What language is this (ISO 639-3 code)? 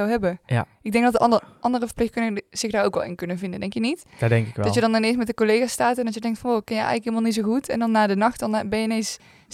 nld